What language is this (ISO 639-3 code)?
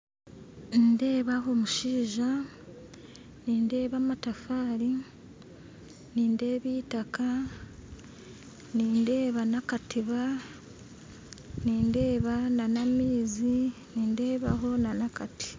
nyn